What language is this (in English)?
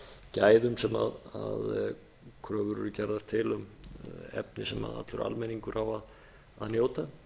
Icelandic